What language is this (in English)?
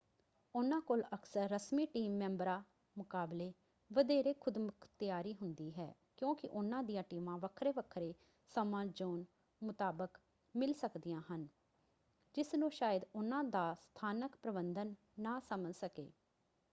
Punjabi